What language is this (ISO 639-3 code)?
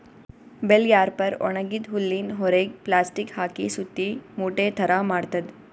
kan